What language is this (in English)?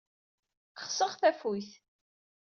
Kabyle